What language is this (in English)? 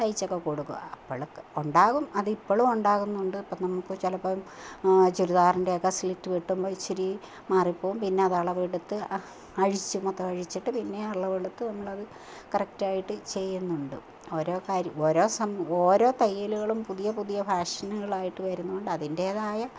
Malayalam